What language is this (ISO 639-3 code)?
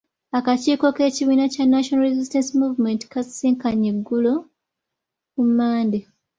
lug